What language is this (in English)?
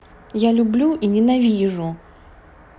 Russian